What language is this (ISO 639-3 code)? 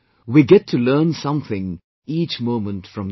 eng